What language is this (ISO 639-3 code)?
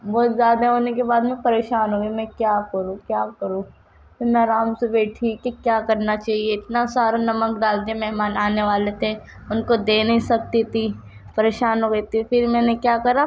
urd